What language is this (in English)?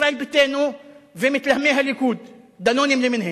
Hebrew